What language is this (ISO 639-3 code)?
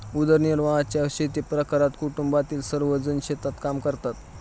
mar